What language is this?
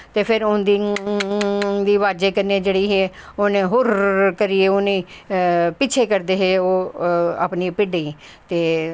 Dogri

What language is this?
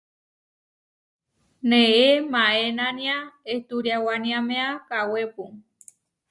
Huarijio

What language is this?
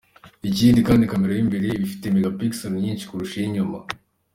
Kinyarwanda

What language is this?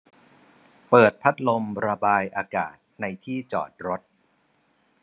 Thai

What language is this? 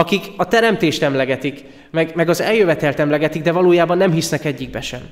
Hungarian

